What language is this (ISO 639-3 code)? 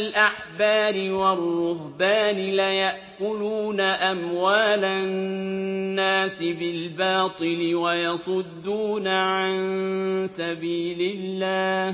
ara